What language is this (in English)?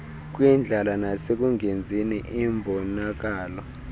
Xhosa